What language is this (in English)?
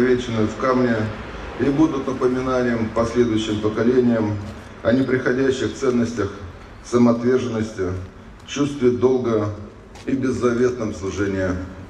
Russian